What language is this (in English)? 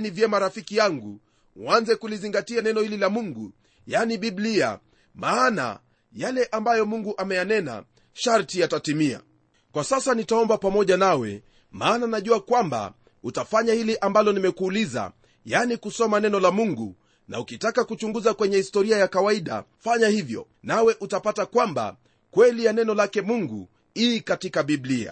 Swahili